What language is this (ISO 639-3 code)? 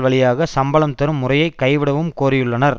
tam